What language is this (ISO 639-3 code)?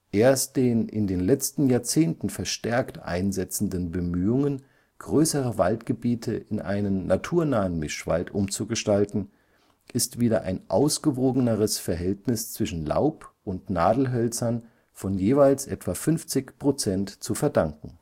deu